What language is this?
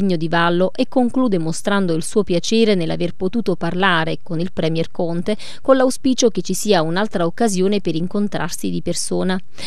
Italian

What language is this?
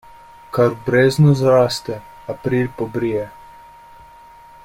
Slovenian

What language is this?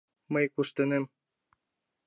Mari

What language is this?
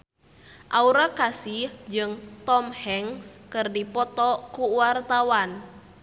Sundanese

